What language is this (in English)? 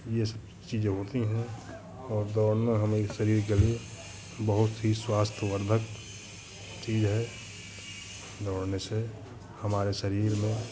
Hindi